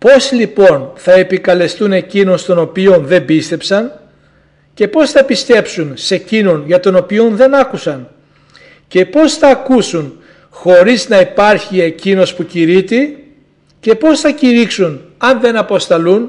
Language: Greek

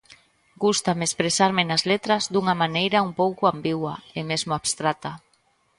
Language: Galician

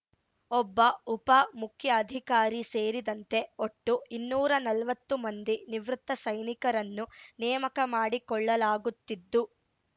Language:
Kannada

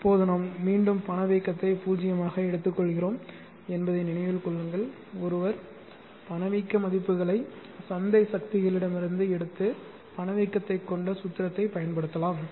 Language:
Tamil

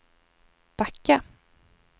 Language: Swedish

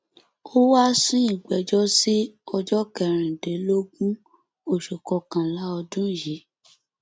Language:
Yoruba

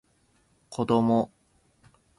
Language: Japanese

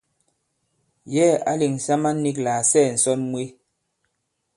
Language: Bankon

